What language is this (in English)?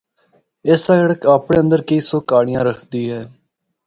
Northern Hindko